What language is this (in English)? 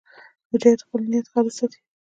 Pashto